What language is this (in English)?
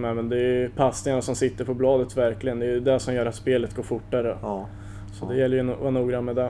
Swedish